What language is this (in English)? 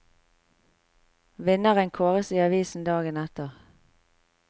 Norwegian